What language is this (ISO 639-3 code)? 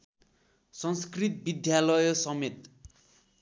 nep